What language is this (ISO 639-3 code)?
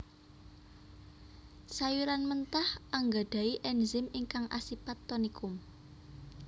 jav